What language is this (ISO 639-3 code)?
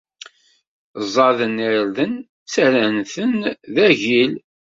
kab